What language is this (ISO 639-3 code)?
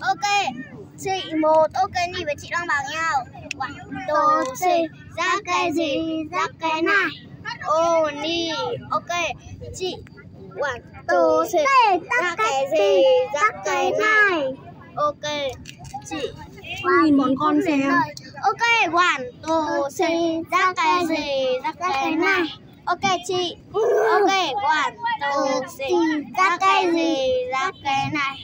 vie